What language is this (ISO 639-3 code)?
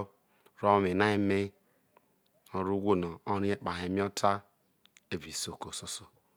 iso